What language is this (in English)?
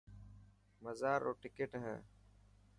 Dhatki